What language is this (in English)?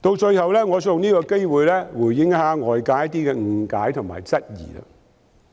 Cantonese